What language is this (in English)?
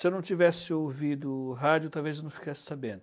Portuguese